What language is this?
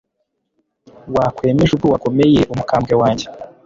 Kinyarwanda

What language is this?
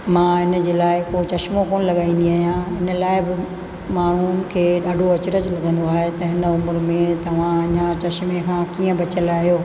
Sindhi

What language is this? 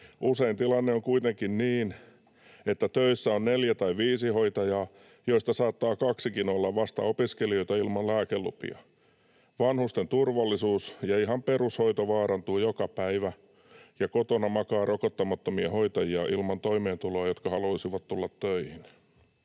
Finnish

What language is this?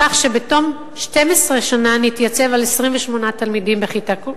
Hebrew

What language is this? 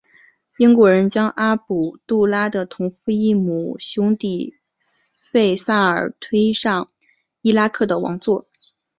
Chinese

